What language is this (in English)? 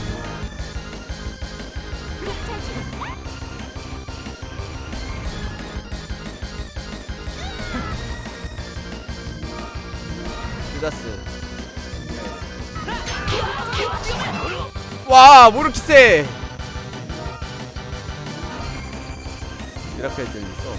Korean